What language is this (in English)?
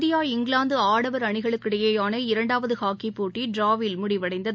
Tamil